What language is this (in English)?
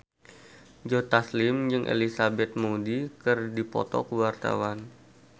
Sundanese